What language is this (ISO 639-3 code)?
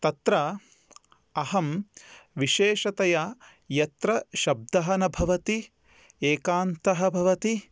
san